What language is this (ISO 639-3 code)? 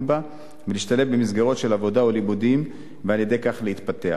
heb